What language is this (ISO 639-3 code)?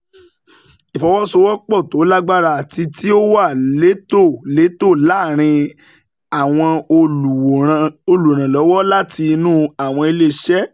yor